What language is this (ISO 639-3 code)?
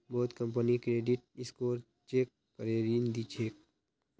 mag